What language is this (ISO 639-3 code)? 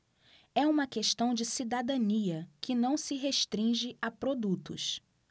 por